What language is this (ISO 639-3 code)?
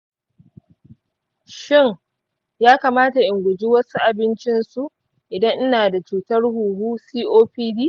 hau